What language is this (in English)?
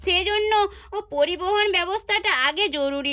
Bangla